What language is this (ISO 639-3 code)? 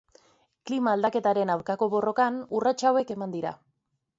eus